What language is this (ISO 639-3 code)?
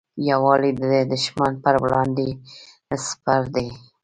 pus